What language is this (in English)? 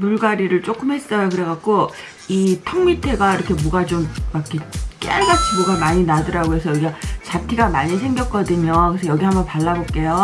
Korean